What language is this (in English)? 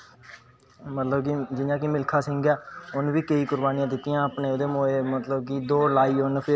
Dogri